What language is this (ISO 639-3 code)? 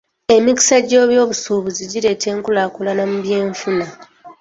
lug